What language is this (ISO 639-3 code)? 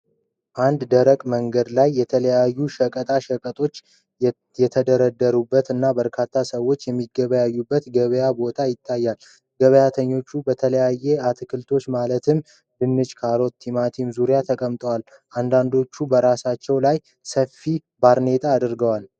amh